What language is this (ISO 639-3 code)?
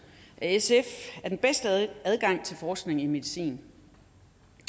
dan